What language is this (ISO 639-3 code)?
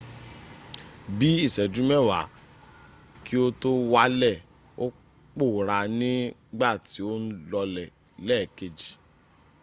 yor